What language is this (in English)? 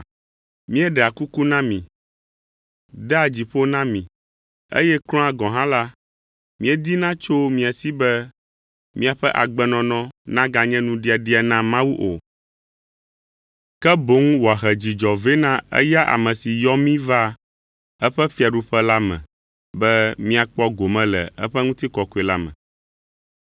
Ewe